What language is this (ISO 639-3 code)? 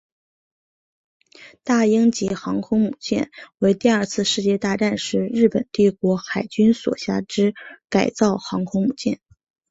zho